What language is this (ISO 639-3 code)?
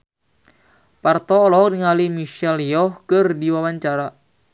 sun